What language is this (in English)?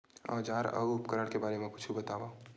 Chhattisgarhi